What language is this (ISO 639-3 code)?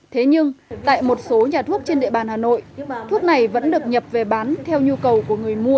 vie